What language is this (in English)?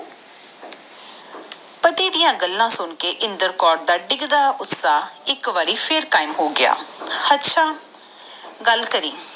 Punjabi